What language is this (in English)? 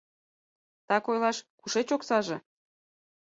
Mari